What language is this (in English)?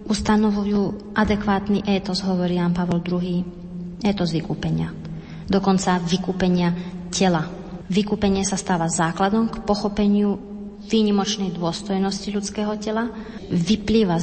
Slovak